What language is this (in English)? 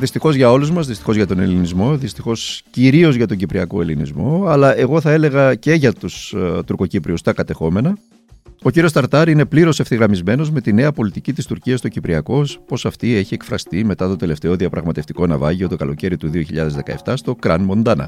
Greek